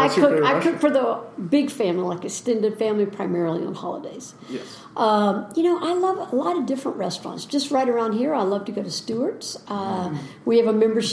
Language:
English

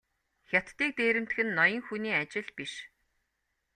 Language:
Mongolian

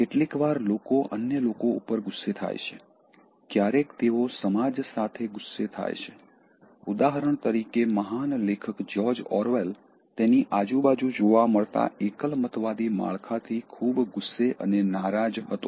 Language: Gujarati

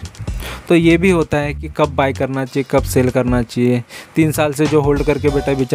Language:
Hindi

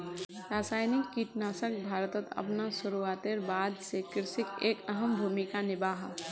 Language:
Magahi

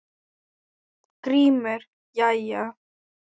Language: Icelandic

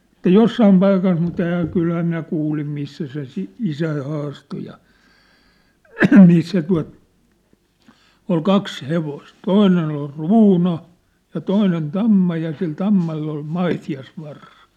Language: Finnish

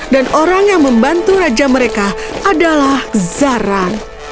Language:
Indonesian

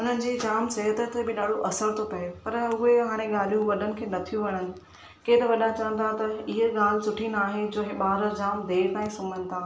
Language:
Sindhi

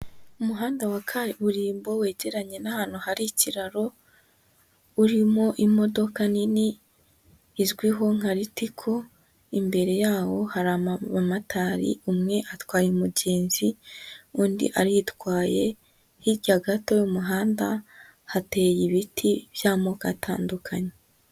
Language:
Kinyarwanda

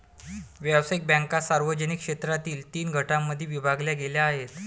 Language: Marathi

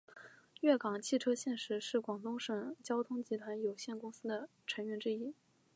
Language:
Chinese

